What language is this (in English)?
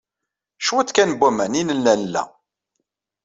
Kabyle